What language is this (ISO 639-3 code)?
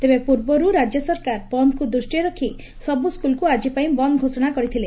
ori